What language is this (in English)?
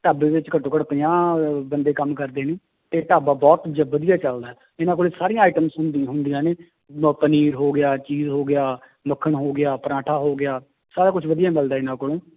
Punjabi